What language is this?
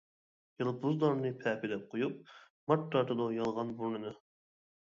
Uyghur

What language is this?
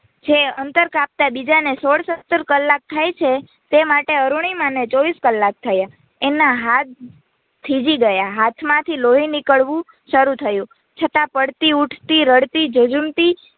Gujarati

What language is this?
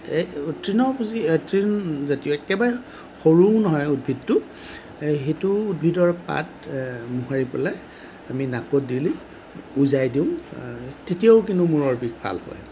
Assamese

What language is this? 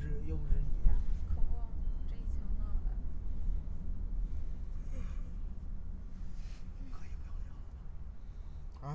Chinese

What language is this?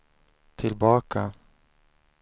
Swedish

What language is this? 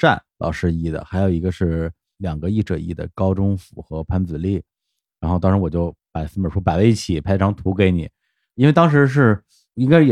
Chinese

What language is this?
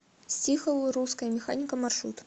Russian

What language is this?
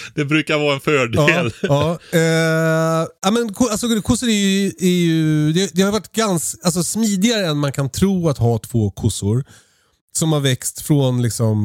Swedish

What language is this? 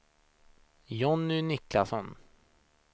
Swedish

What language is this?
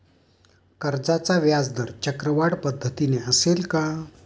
Marathi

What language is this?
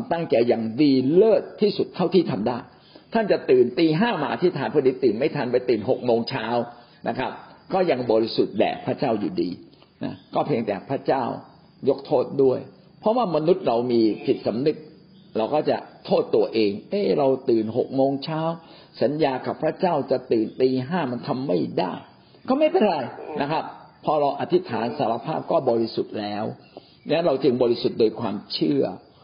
Thai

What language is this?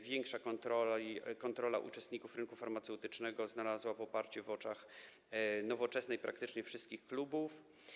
Polish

